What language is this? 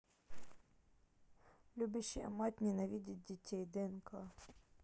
Russian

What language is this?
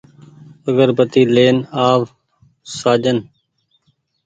Goaria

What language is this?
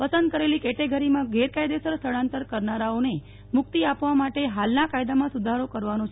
Gujarati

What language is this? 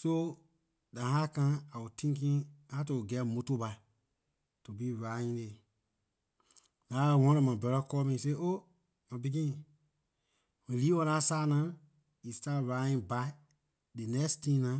Liberian English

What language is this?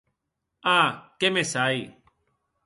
Occitan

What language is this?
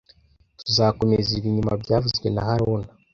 Kinyarwanda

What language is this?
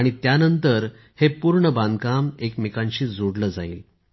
Marathi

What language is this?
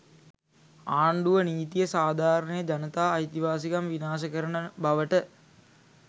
Sinhala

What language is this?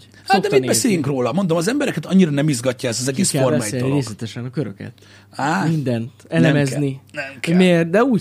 Hungarian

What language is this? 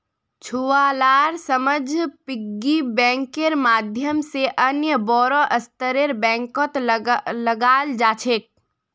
Magahi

